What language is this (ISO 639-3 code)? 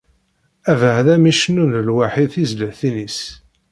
kab